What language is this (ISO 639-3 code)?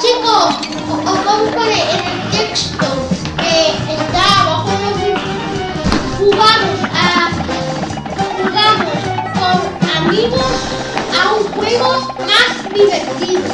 spa